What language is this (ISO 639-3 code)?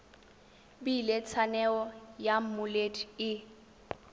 tsn